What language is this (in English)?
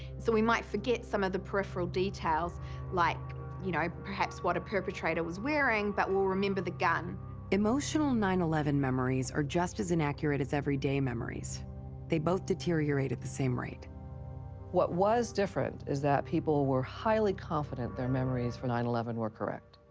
English